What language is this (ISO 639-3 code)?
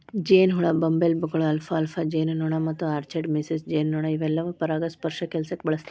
kan